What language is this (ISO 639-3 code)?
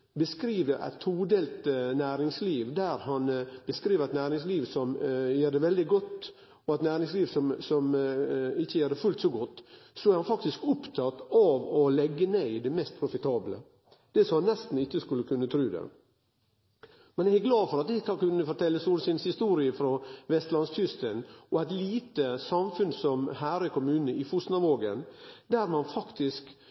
nno